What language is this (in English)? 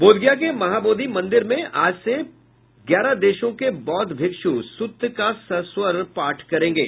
Hindi